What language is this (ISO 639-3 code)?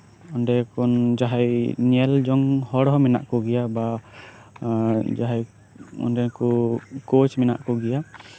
sat